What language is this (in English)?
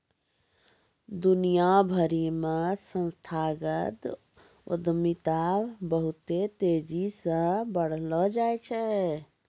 Maithili